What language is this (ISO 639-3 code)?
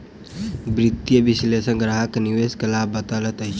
mai